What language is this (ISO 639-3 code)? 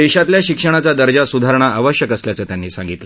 mar